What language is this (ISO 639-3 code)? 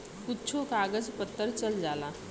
bho